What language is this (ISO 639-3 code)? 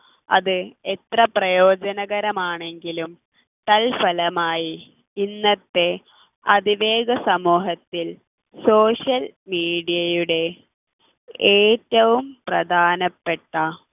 mal